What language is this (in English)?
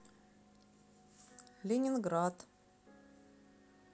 Russian